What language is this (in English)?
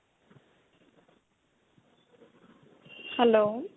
Punjabi